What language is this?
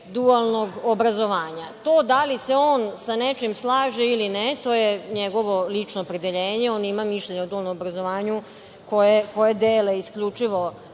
Serbian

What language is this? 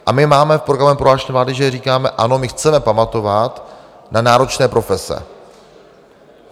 Czech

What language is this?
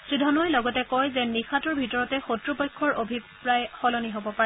Assamese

